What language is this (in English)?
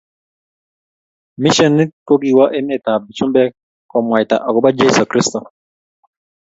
Kalenjin